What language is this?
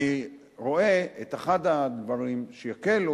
Hebrew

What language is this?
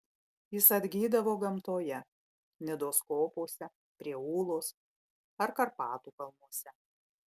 Lithuanian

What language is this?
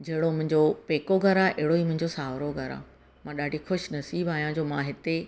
Sindhi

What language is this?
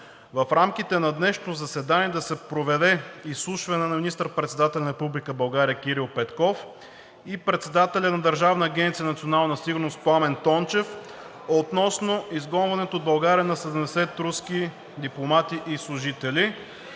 Bulgarian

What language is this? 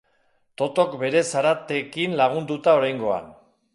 Basque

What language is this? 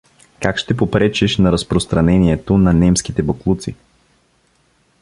Bulgarian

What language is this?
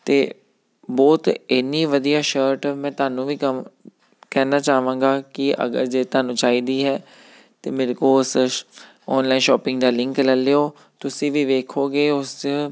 Punjabi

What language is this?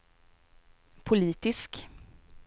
Swedish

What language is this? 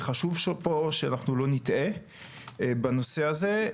Hebrew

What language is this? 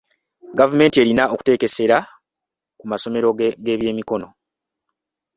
Ganda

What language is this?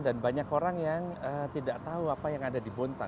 Indonesian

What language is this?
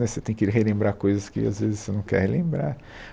Portuguese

